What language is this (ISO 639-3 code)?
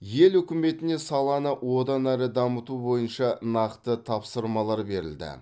kaz